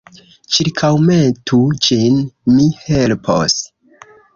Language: Esperanto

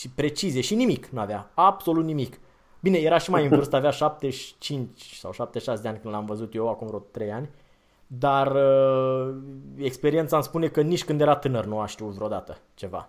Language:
Romanian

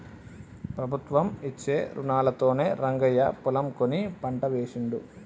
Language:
Telugu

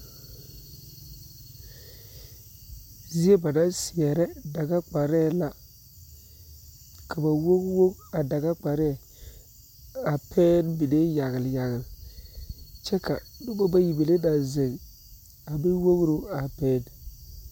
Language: Southern Dagaare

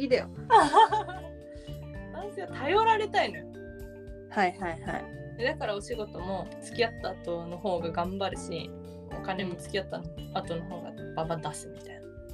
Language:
Japanese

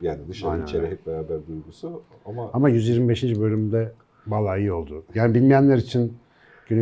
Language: Turkish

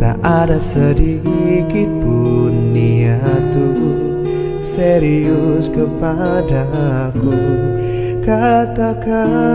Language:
Indonesian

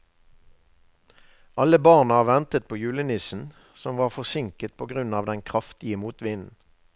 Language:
Norwegian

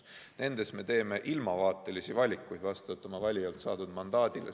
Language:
Estonian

